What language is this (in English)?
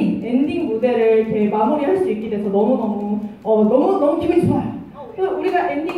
Korean